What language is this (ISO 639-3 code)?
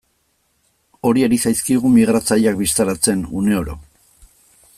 eus